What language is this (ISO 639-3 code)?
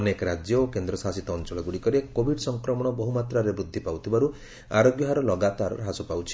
ori